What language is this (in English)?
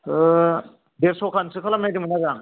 Bodo